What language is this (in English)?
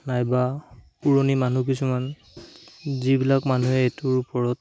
Assamese